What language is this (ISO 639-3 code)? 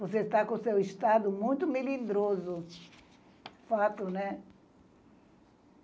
por